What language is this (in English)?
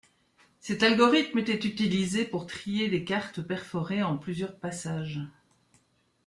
French